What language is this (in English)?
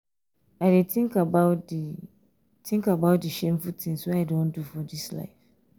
Nigerian Pidgin